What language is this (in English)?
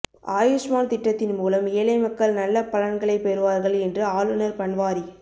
Tamil